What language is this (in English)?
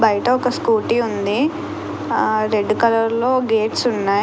Telugu